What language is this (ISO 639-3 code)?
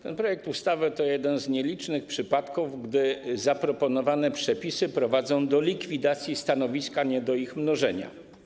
pol